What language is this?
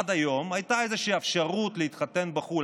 Hebrew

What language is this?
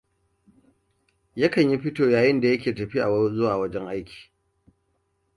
Hausa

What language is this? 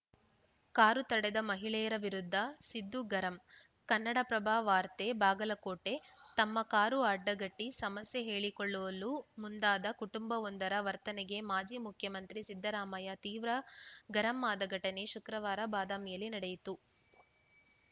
Kannada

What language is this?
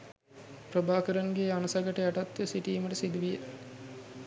Sinhala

